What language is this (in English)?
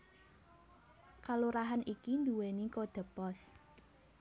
Javanese